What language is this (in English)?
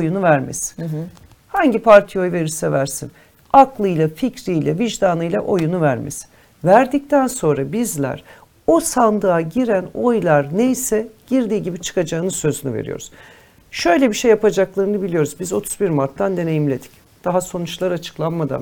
Turkish